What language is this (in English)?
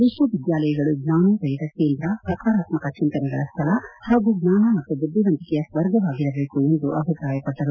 Kannada